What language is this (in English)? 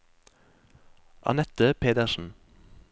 Norwegian